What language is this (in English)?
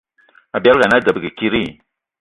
Eton (Cameroon)